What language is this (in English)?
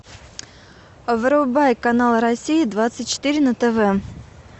Russian